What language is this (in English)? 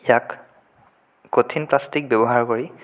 Assamese